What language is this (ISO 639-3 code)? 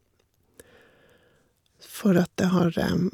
nor